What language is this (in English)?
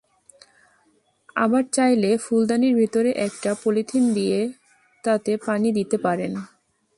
Bangla